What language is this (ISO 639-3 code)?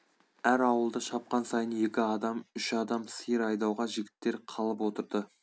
kaz